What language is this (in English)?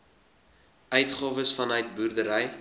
Afrikaans